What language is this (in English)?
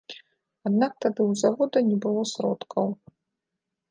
Belarusian